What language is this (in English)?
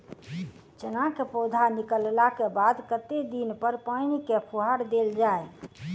Maithili